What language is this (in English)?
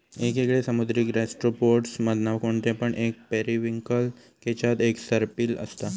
Marathi